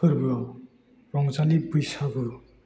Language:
Bodo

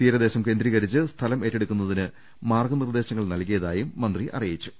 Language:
Malayalam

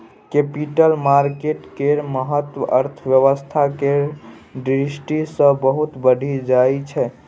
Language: Maithili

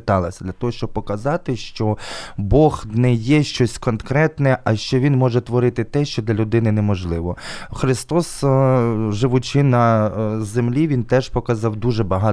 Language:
Ukrainian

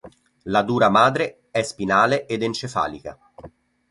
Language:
Italian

